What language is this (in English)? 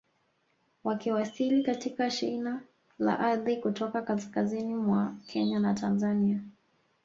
Swahili